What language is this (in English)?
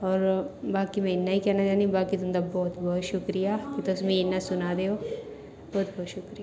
Dogri